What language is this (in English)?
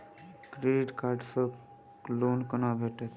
Maithili